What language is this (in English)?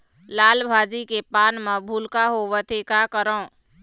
Chhattisgarhi